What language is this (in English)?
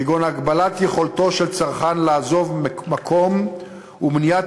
Hebrew